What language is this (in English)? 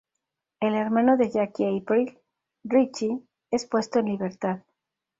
Spanish